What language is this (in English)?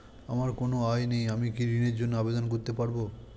Bangla